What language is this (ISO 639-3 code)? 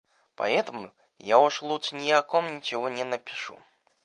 rus